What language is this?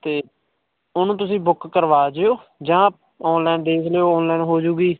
Punjabi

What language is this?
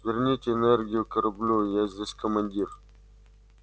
Russian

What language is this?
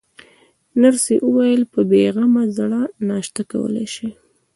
Pashto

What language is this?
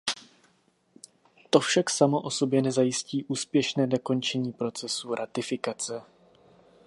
Czech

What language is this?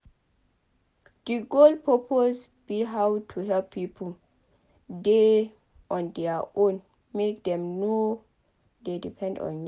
Nigerian Pidgin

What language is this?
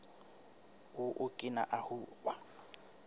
Southern Sotho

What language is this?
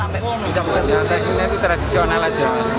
Indonesian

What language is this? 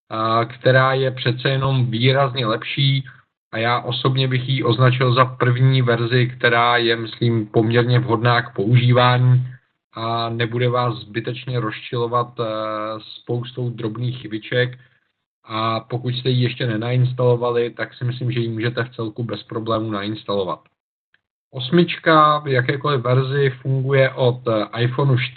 Czech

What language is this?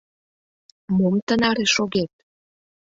Mari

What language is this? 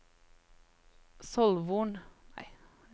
Norwegian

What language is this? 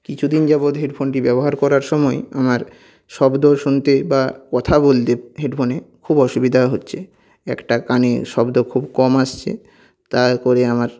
Bangla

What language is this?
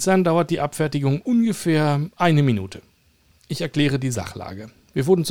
German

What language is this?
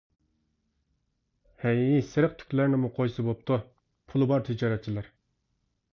Uyghur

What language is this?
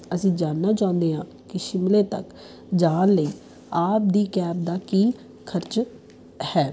Punjabi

